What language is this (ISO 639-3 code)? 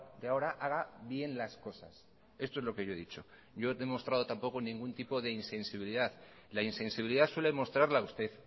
spa